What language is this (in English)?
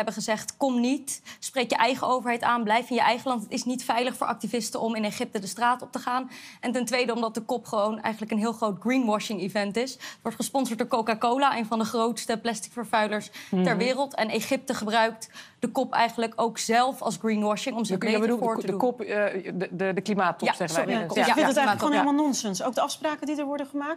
Dutch